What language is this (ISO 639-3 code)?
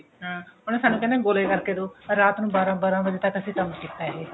pan